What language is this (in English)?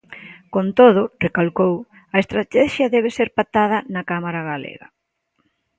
Galician